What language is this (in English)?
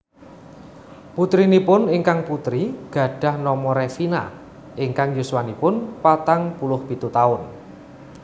Javanese